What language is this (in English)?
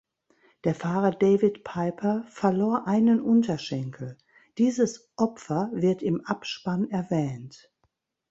German